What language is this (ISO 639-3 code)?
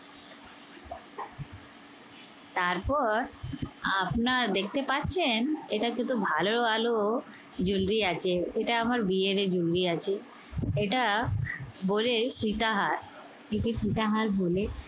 ben